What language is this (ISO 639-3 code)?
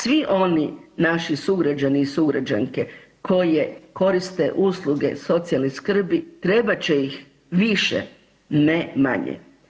hrv